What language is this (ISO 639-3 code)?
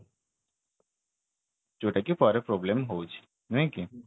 ori